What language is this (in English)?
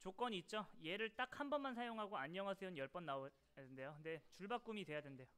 Korean